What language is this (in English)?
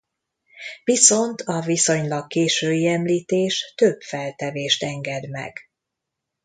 Hungarian